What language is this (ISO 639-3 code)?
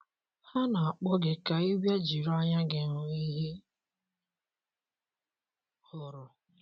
ibo